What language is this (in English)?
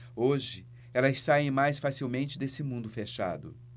Portuguese